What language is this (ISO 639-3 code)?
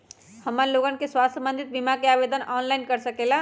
mag